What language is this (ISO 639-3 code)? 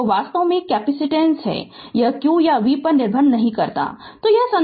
hin